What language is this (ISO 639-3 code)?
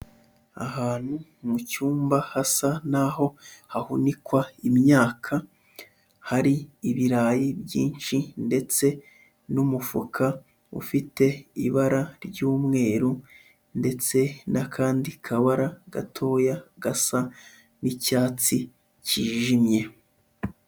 kin